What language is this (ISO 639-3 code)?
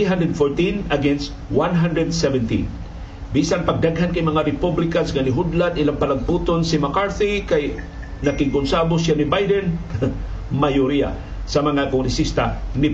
fil